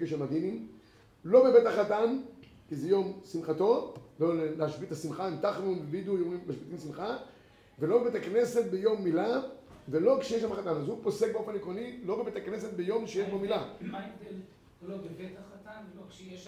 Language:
Hebrew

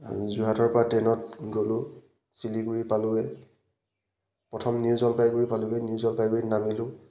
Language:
Assamese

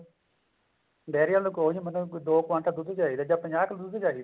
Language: Punjabi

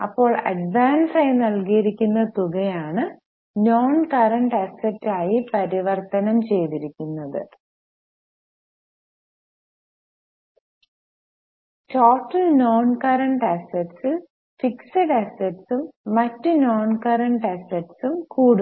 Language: Malayalam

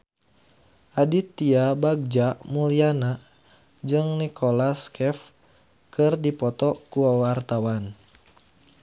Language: Sundanese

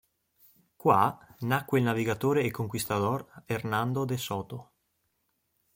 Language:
Italian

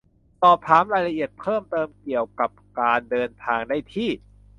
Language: Thai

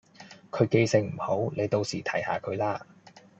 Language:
Cantonese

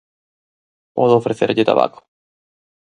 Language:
Galician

